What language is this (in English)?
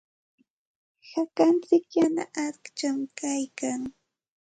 Santa Ana de Tusi Pasco Quechua